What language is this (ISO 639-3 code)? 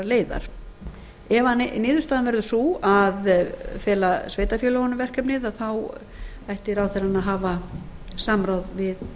isl